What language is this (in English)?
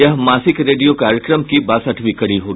Hindi